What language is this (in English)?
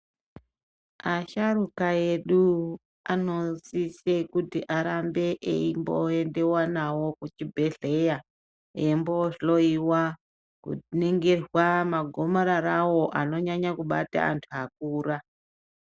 Ndau